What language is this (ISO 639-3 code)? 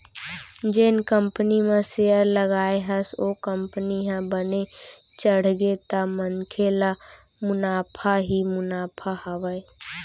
hne